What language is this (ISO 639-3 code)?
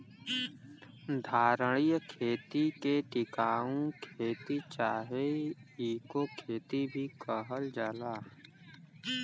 bho